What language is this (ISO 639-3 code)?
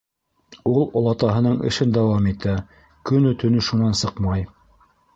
bak